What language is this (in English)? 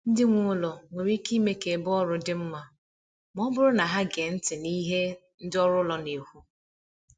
Igbo